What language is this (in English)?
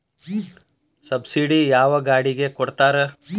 Kannada